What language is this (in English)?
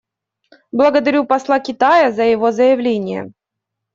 Russian